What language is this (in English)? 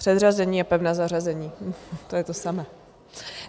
Czech